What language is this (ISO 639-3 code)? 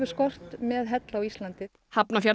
isl